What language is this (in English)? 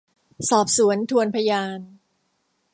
Thai